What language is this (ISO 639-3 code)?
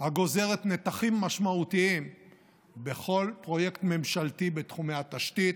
heb